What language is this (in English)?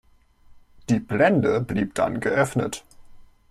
German